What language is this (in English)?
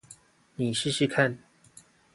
Chinese